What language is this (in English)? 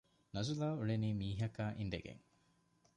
Divehi